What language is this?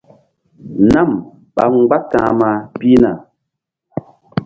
Mbum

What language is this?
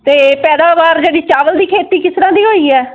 Punjabi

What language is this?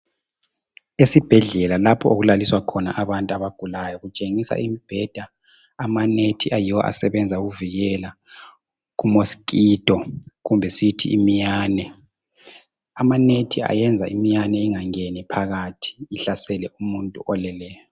North Ndebele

